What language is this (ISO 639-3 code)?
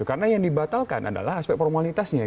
ind